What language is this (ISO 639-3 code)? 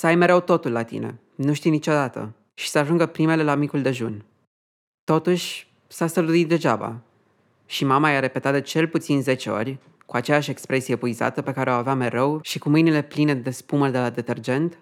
ron